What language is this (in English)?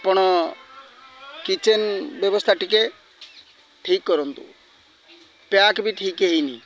Odia